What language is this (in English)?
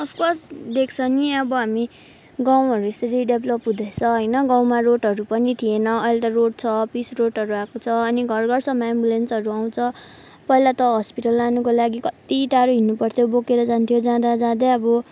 Nepali